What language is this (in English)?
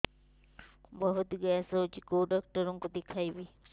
Odia